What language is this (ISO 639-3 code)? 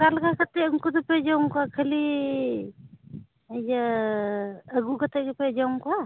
sat